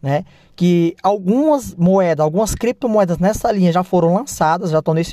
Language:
Portuguese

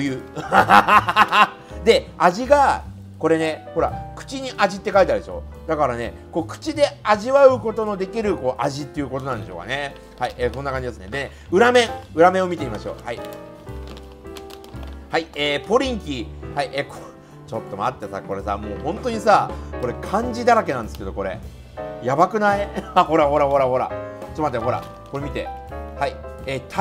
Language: Japanese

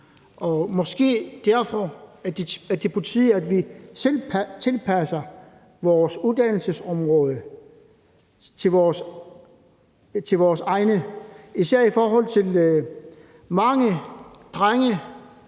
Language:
Danish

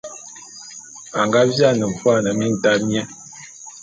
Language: Bulu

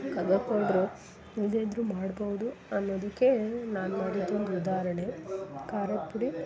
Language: Kannada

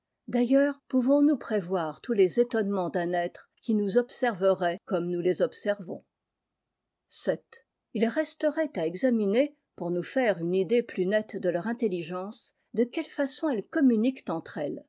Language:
French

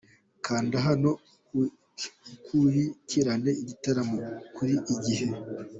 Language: Kinyarwanda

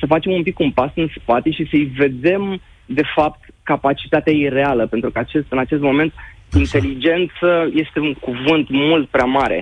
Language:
Romanian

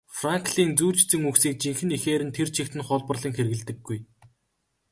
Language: Mongolian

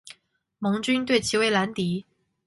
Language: Chinese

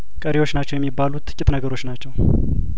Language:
Amharic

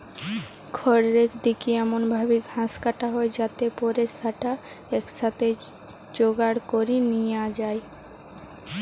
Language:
Bangla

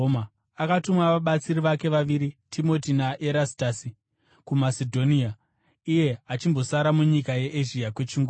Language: Shona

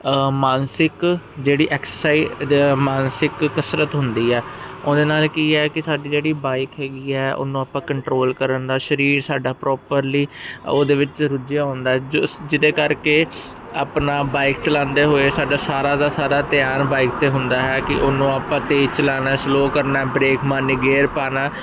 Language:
Punjabi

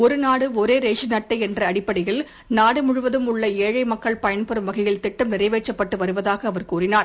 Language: Tamil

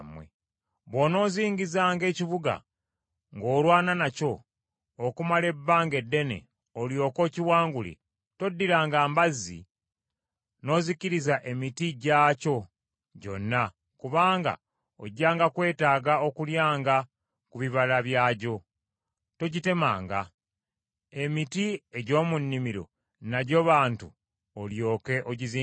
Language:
Ganda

